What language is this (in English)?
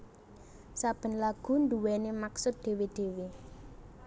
Javanese